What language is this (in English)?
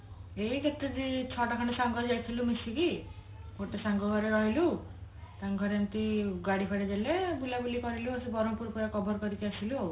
Odia